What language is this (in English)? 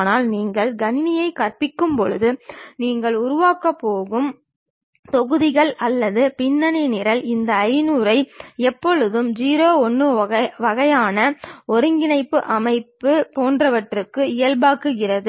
Tamil